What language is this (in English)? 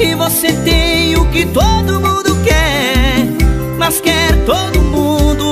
Portuguese